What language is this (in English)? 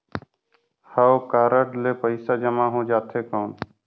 Chhattisgarhi